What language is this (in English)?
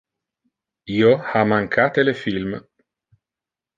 Interlingua